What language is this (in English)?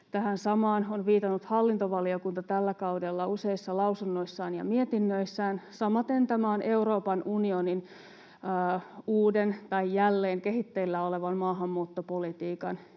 Finnish